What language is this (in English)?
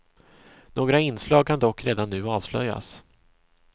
Swedish